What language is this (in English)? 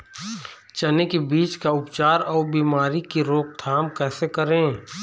Chhattisgarhi